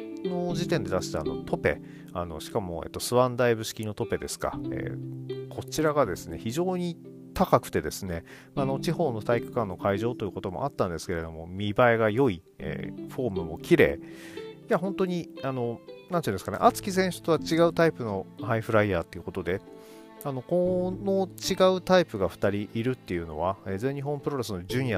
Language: Japanese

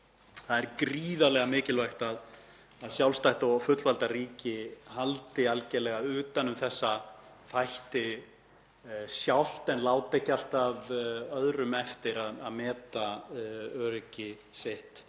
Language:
Icelandic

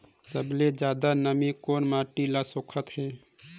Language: Chhattisgarhi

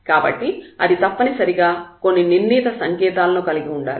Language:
Telugu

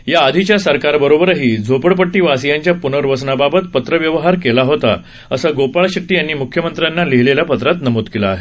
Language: Marathi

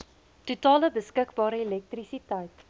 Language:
Afrikaans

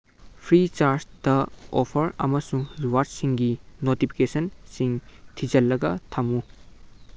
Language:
Manipuri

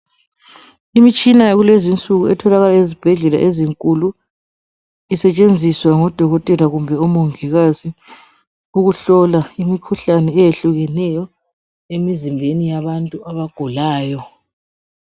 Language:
North Ndebele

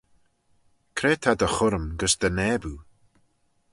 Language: Manx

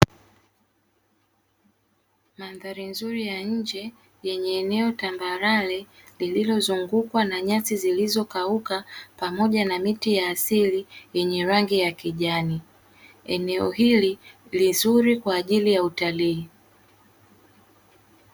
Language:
Swahili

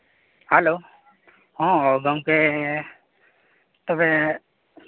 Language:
Santali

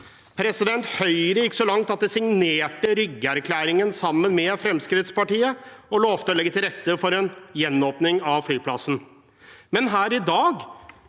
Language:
Norwegian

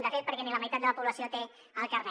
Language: Catalan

